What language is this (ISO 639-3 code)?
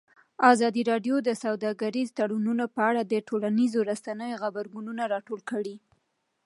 pus